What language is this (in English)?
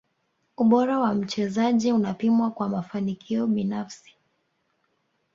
Swahili